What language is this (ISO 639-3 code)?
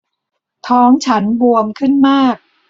tha